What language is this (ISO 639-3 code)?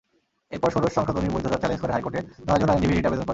ben